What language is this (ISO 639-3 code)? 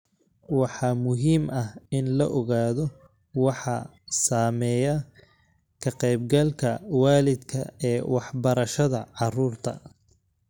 som